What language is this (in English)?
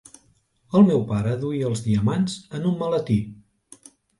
Catalan